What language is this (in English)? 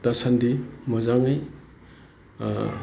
Bodo